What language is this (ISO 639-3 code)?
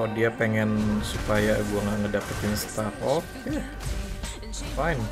ind